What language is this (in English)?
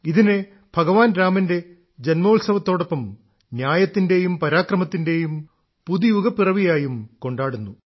Malayalam